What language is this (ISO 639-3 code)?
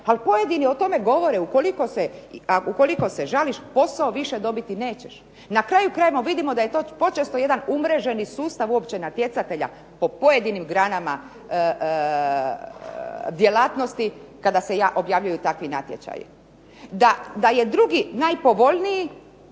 hrv